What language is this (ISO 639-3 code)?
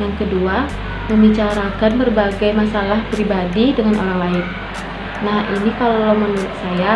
ind